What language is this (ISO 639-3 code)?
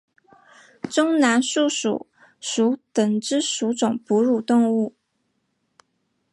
zho